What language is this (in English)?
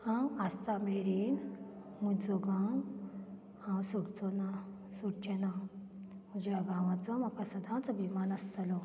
Konkani